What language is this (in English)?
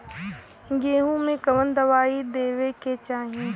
Bhojpuri